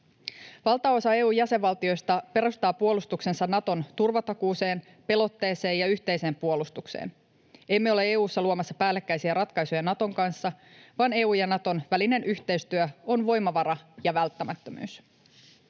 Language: Finnish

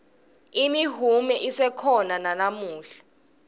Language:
Swati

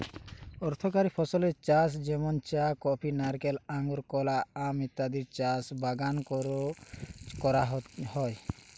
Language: Bangla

